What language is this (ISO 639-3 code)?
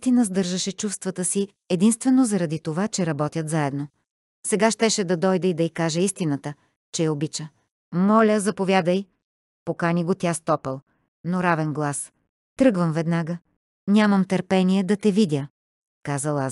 bul